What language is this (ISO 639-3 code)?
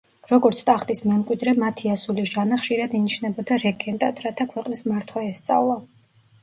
kat